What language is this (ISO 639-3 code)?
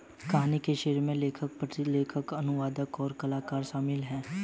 hin